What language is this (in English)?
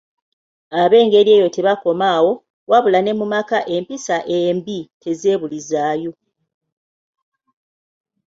Ganda